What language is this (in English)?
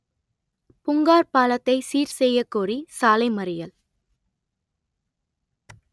Tamil